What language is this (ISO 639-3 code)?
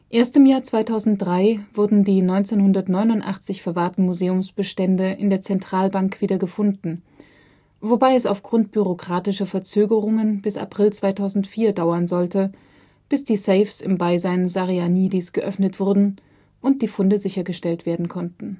deu